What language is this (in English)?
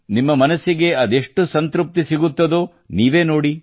Kannada